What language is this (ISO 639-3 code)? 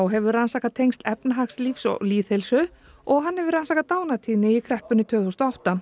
isl